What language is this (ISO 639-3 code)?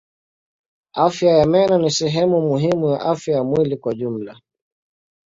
swa